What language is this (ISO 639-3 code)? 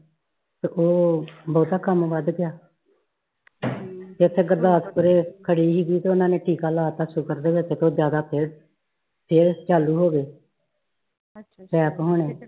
pan